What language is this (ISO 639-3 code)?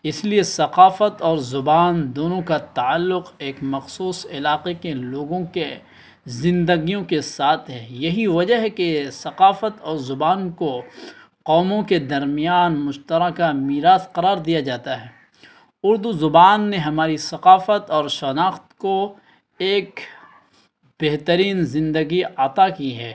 urd